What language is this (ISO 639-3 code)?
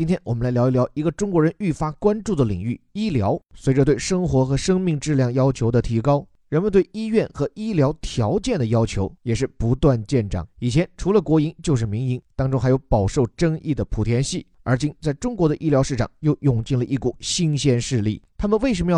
zho